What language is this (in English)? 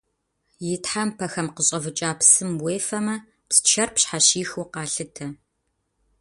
Kabardian